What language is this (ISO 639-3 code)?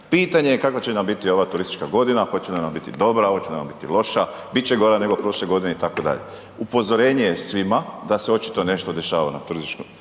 hrv